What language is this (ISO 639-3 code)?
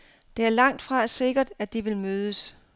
dan